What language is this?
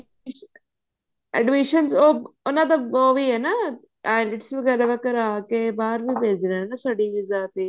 Punjabi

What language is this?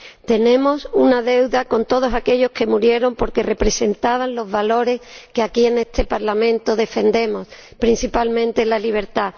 Spanish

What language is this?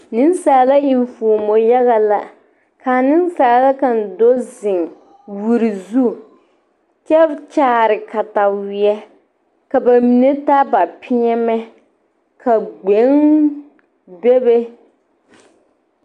Southern Dagaare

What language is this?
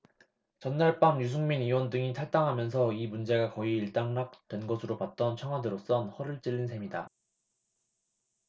Korean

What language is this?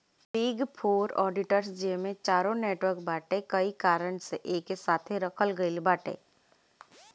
Bhojpuri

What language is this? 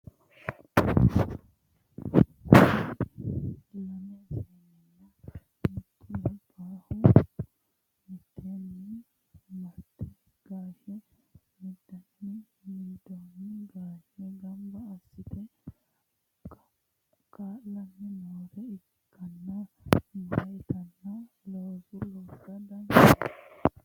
Sidamo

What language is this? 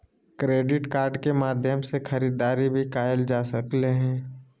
Magahi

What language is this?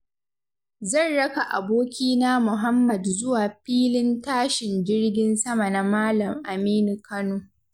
Hausa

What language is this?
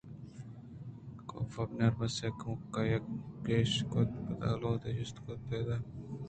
Eastern Balochi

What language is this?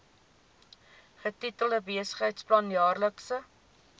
Afrikaans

